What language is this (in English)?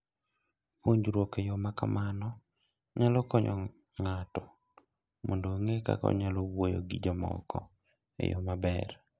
Luo (Kenya and Tanzania)